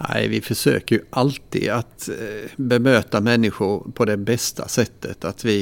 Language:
Swedish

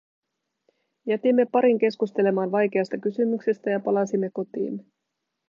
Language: Finnish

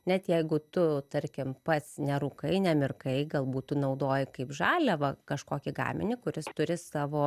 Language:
Lithuanian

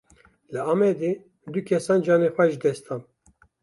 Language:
Kurdish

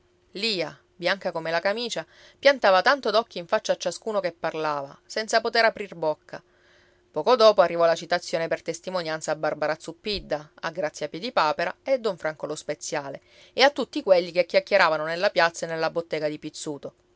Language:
Italian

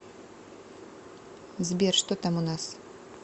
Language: Russian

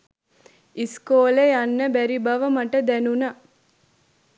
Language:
Sinhala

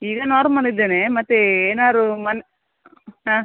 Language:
Kannada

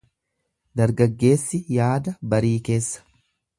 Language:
Oromo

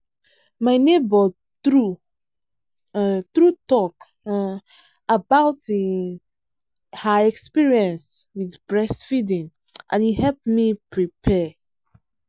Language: Nigerian Pidgin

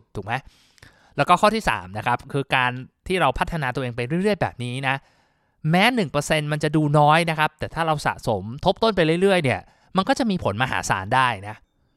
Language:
Thai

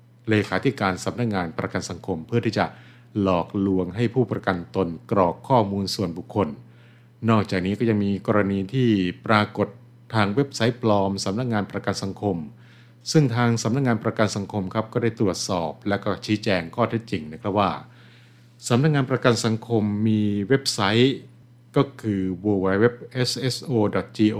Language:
Thai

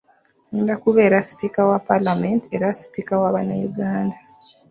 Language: Ganda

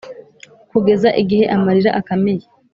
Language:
Kinyarwanda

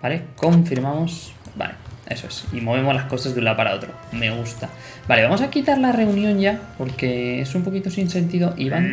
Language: Spanish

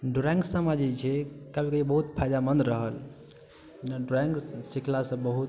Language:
Maithili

